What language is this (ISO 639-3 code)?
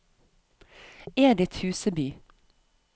nor